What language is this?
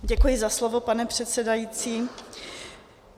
Czech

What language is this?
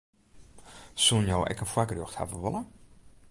Western Frisian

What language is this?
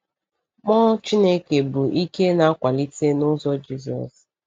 Igbo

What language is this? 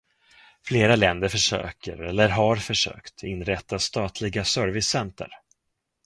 Swedish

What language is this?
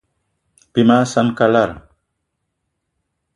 Eton (Cameroon)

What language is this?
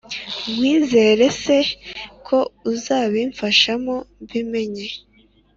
Kinyarwanda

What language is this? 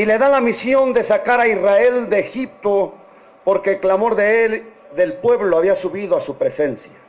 Spanish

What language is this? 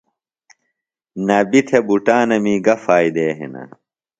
Phalura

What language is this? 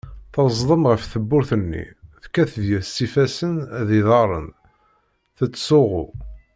Kabyle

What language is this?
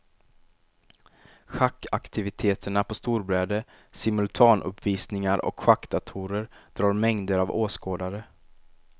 Swedish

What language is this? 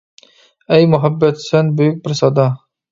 Uyghur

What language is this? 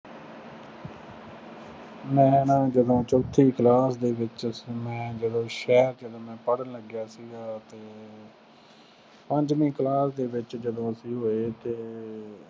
Punjabi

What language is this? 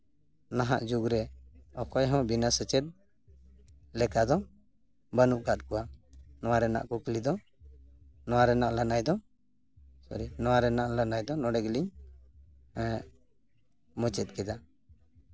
Santali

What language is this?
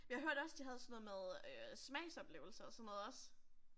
Danish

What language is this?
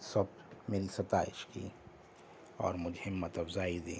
Urdu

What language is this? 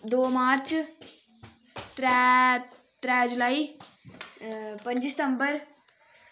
Dogri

